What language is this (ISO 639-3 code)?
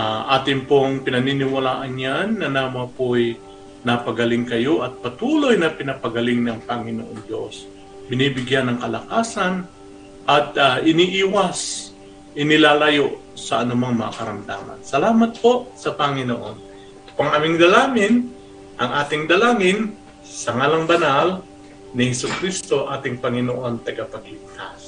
fil